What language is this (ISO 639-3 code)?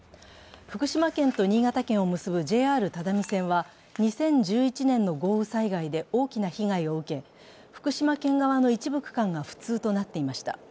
jpn